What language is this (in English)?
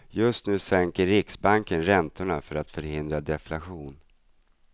Swedish